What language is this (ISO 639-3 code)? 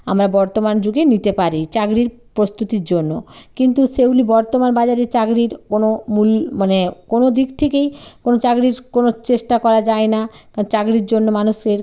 ben